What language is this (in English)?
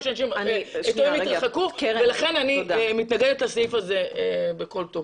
Hebrew